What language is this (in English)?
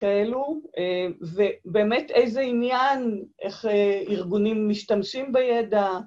Hebrew